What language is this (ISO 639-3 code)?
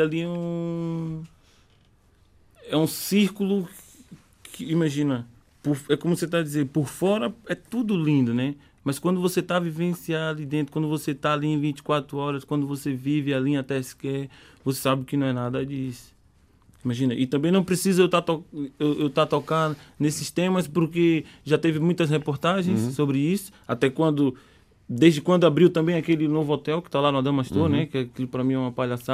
por